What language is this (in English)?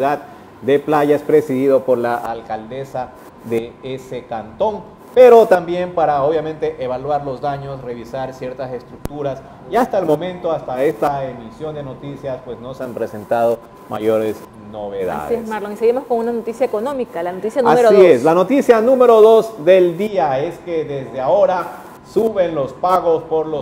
Spanish